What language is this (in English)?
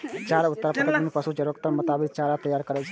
Maithili